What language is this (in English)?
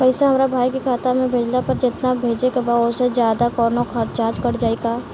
Bhojpuri